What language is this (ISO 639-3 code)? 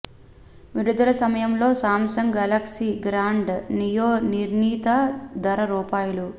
tel